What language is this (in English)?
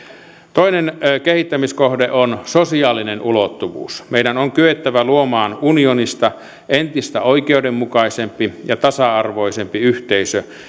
Finnish